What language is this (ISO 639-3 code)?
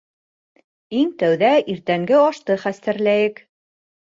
bak